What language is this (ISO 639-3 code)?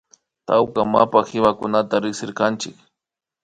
qvi